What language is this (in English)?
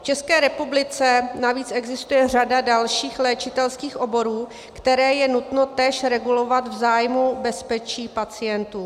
Czech